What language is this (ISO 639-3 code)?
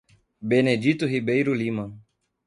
por